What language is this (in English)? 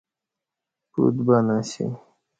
Kati